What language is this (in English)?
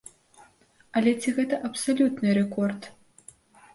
Belarusian